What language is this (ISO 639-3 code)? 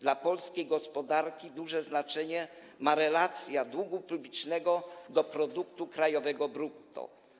pol